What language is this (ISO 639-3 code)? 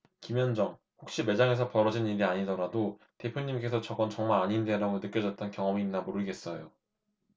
kor